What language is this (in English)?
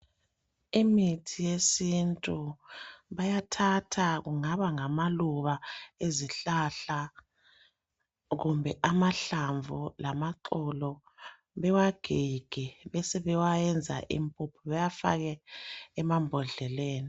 North Ndebele